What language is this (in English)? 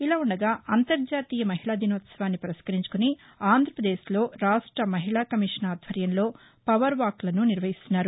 Telugu